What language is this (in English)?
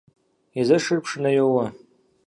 Kabardian